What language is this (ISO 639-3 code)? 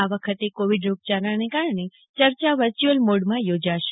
guj